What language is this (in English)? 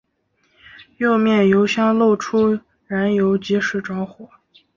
Chinese